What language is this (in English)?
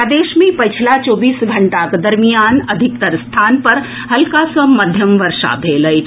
Maithili